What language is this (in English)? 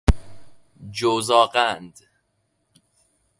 Persian